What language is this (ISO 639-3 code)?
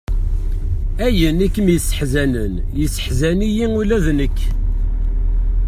kab